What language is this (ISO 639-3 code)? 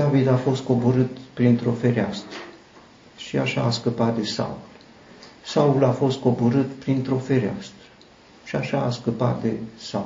ron